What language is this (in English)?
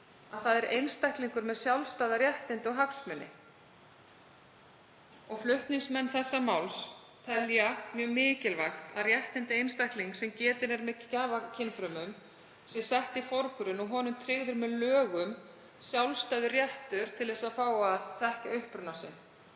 Icelandic